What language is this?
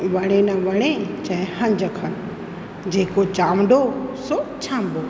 Sindhi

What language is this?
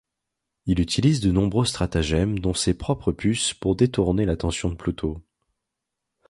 French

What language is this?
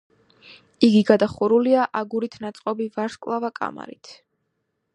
Georgian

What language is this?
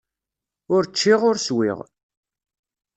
Kabyle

